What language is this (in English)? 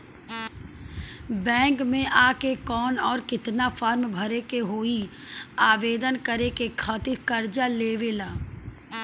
Bhojpuri